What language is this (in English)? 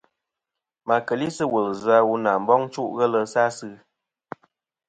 Kom